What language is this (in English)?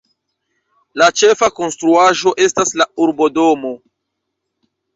Esperanto